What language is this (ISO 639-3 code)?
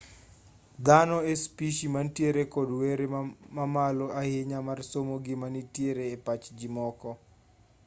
luo